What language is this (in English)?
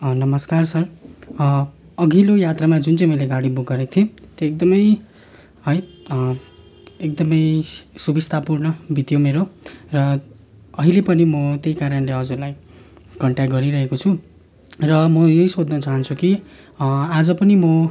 Nepali